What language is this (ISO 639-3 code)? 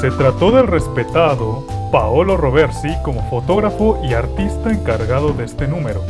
spa